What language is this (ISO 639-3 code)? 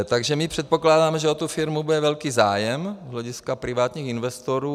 ces